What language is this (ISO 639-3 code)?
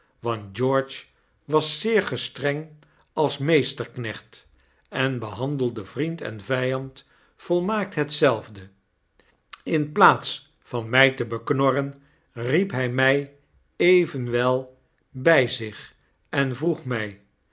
nld